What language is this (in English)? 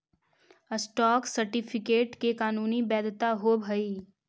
Magahi